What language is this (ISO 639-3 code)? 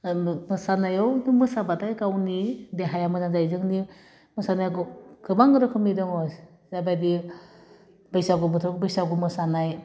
brx